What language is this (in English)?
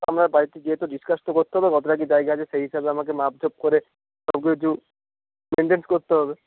Bangla